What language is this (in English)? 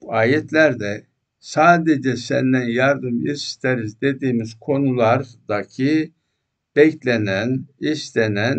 Turkish